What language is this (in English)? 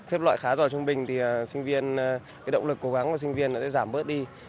Vietnamese